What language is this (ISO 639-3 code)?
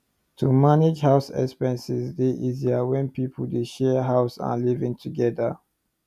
pcm